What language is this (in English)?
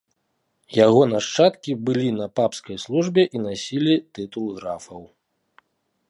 Belarusian